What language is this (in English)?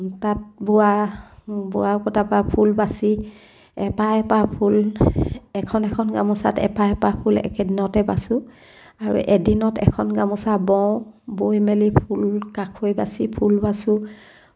Assamese